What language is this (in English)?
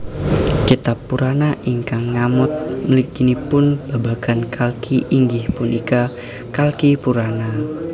Javanese